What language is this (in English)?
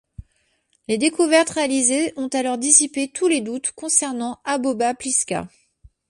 French